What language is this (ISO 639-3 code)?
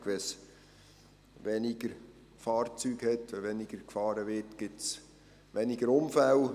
gsw